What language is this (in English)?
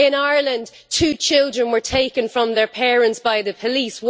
English